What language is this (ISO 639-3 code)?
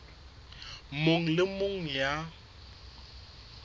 sot